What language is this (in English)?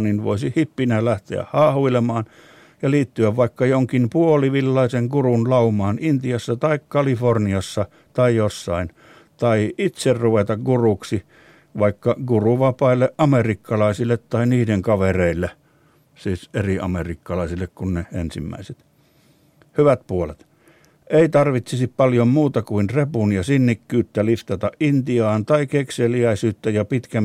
Finnish